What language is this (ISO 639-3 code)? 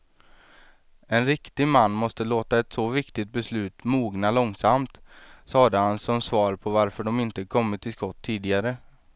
swe